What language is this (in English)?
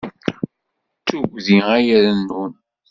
Kabyle